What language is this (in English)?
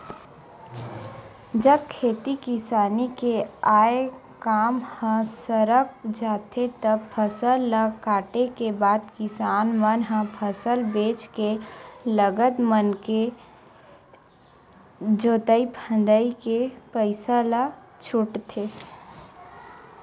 Chhattisgarhi